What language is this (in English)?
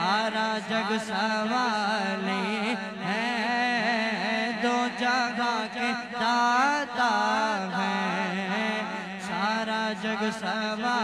Hindi